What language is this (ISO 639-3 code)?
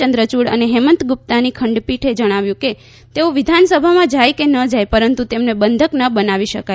guj